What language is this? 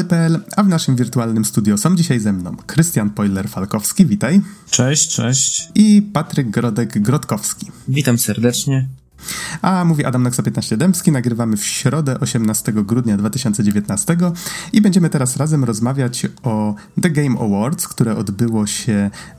Polish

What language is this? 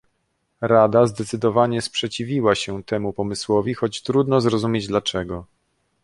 Polish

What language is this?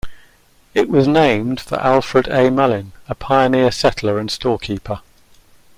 English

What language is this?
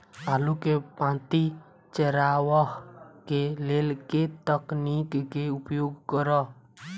Maithili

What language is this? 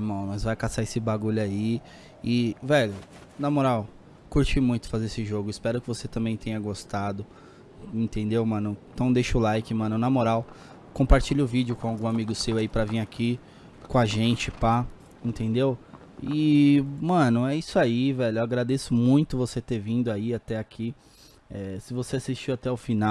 Portuguese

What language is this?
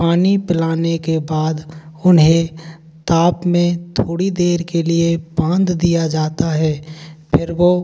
Hindi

